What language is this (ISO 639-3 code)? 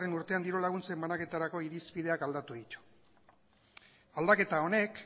eus